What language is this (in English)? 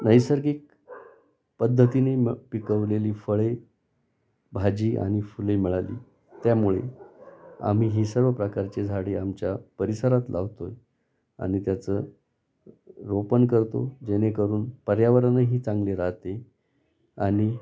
Marathi